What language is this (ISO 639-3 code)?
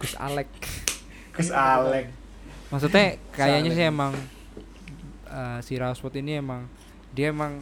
ind